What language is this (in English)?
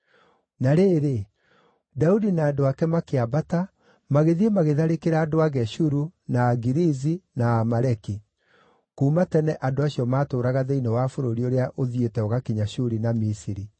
Kikuyu